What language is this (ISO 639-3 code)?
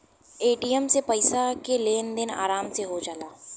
bho